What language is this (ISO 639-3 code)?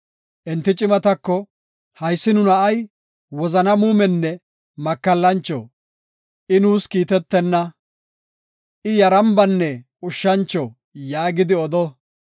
gof